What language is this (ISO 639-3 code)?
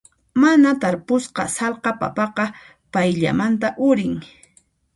qxp